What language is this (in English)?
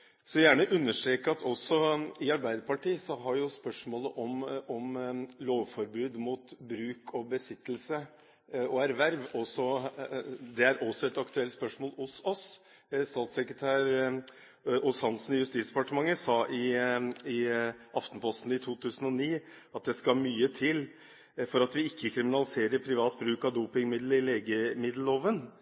Norwegian Bokmål